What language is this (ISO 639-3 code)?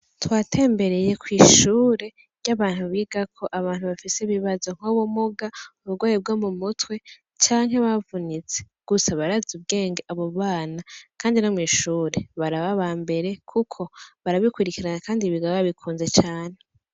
run